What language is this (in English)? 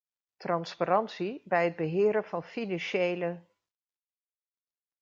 Dutch